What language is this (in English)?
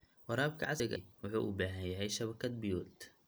Somali